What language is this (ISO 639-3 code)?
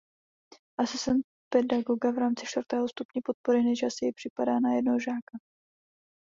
ces